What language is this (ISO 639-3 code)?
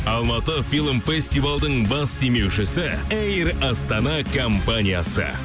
kaz